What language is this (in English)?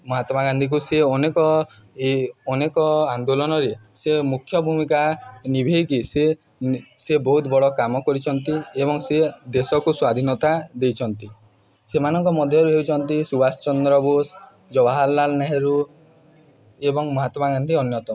Odia